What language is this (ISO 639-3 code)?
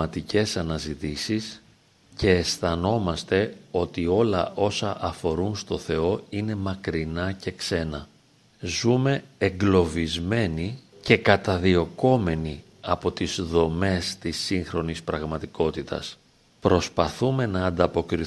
ell